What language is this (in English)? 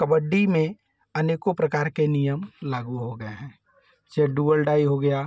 Hindi